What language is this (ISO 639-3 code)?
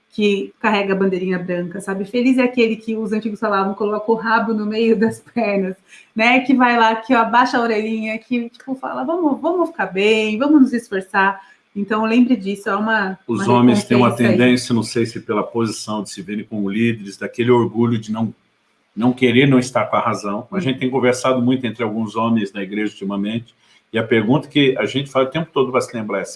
por